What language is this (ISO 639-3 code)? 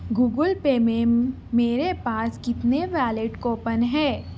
urd